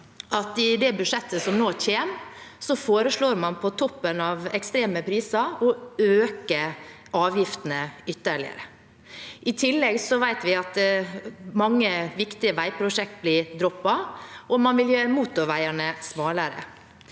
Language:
Norwegian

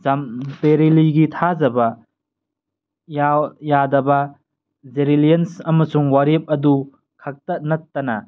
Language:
Manipuri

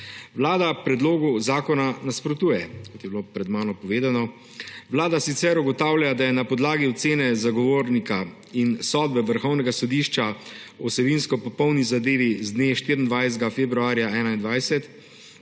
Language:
Slovenian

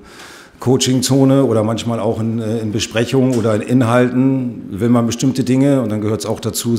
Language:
German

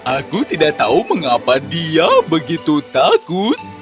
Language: Indonesian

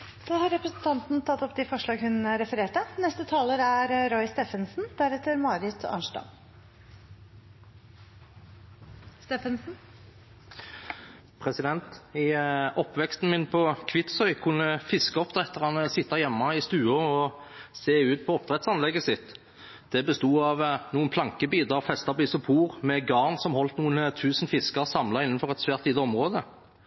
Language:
Norwegian Bokmål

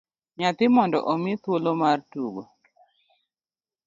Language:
Luo (Kenya and Tanzania)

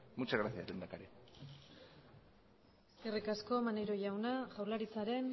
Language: Basque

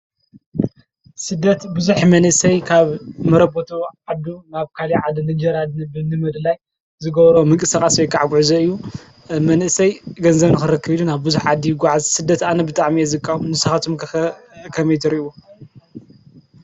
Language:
Tigrinya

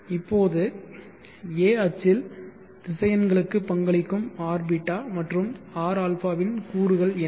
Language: Tamil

